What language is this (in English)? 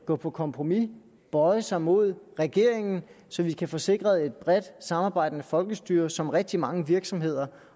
Danish